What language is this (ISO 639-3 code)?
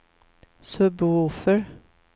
swe